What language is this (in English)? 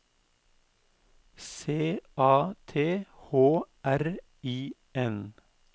Norwegian